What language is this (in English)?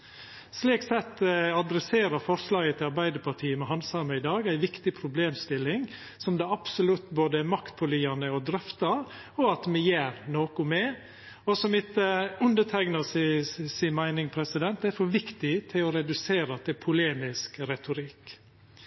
Norwegian Nynorsk